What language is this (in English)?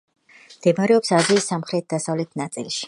Georgian